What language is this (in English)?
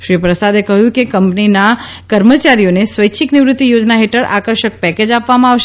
Gujarati